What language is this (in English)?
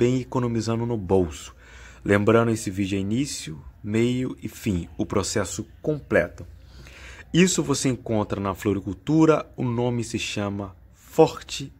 Portuguese